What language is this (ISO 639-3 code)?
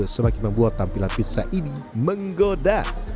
ind